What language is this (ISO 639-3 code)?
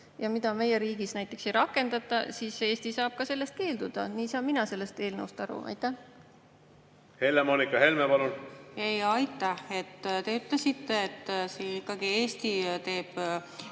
est